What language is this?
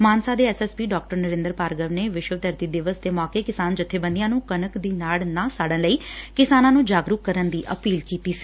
Punjabi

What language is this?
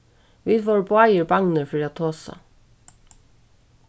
Faroese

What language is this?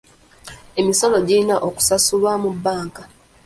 Ganda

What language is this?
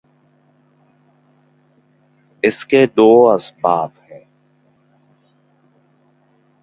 Urdu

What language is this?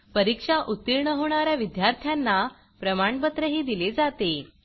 Marathi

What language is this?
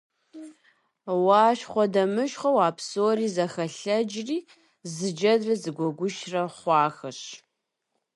Kabardian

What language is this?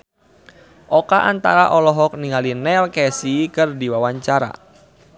Sundanese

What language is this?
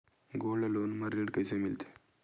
Chhattisgarhi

